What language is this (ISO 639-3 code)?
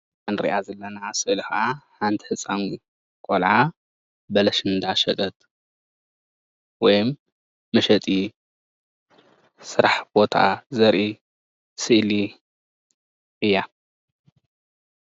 tir